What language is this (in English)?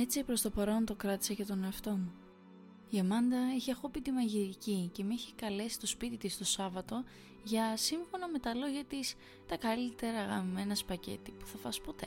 Greek